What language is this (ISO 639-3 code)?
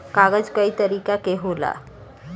bho